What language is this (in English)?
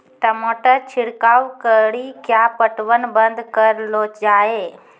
Maithili